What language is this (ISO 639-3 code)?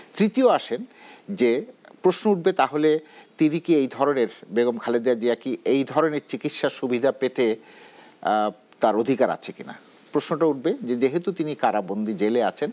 ben